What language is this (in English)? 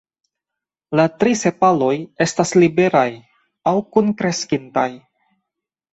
Esperanto